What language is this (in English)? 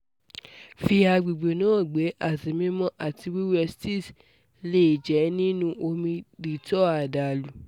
Yoruba